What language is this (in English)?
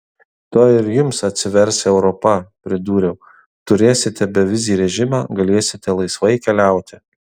Lithuanian